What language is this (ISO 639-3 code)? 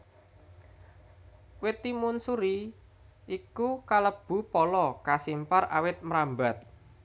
jav